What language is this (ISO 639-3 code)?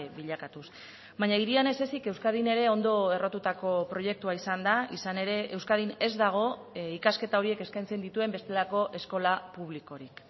eus